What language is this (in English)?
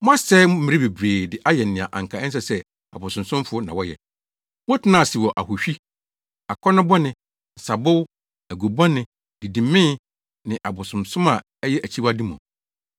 Akan